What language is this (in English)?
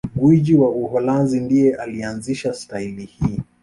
Swahili